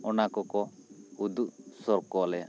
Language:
Santali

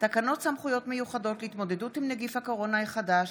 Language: Hebrew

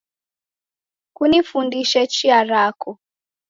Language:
Taita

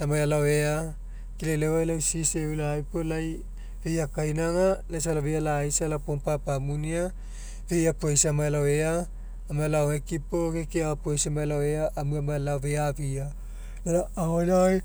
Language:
Mekeo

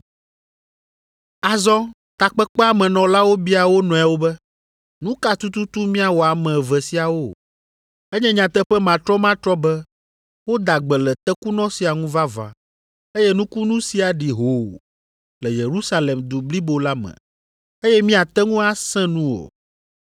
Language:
Ewe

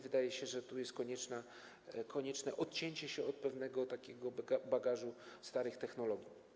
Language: Polish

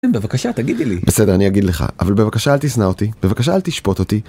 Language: Hebrew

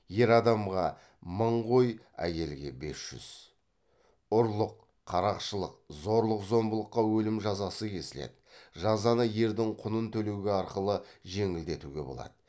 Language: Kazakh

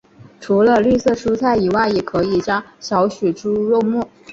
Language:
Chinese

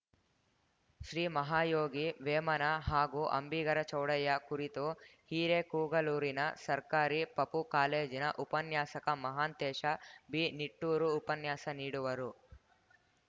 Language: Kannada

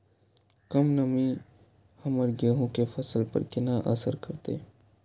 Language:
Maithili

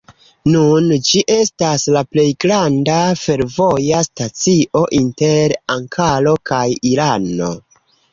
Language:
Esperanto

